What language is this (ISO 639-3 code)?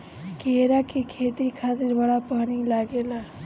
bho